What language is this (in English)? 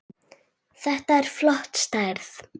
Icelandic